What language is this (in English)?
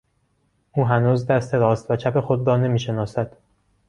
Persian